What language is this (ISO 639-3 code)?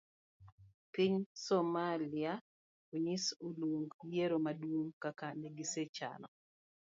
luo